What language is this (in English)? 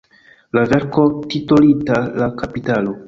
Esperanto